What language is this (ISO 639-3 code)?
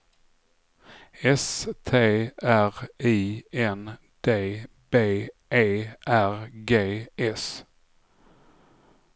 swe